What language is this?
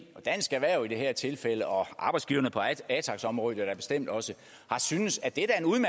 Danish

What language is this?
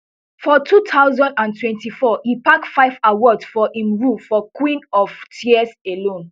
Nigerian Pidgin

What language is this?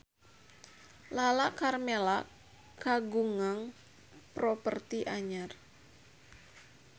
Sundanese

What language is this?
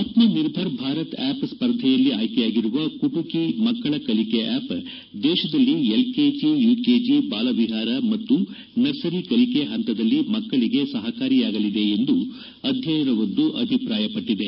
Kannada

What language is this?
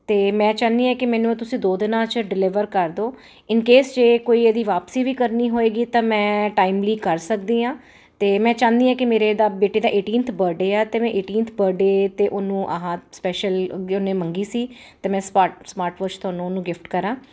Punjabi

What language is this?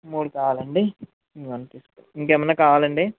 Telugu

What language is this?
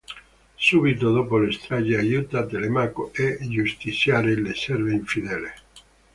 Italian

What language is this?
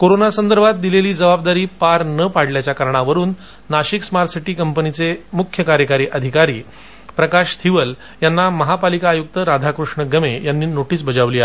Marathi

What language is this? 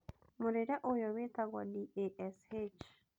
Kikuyu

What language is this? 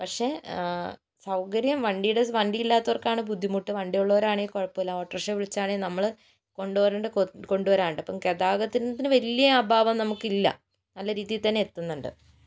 Malayalam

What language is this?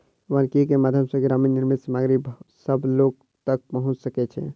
Maithili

